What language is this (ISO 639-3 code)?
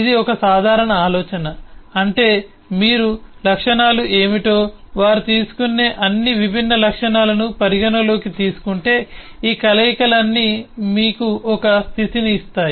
tel